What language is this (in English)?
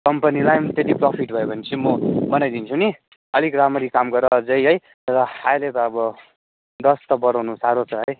Nepali